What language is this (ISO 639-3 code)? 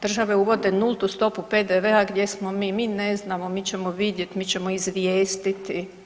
hrv